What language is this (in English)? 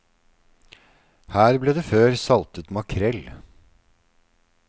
Norwegian